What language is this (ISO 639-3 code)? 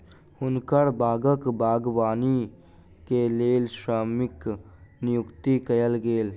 mai